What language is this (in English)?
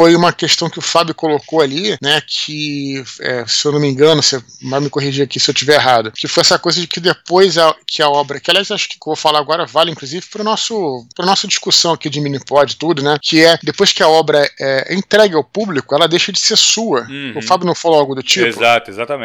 Portuguese